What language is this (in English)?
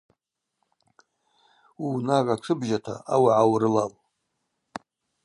Abaza